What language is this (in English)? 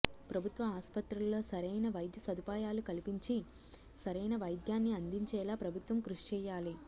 Telugu